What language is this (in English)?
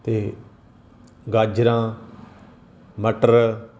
Punjabi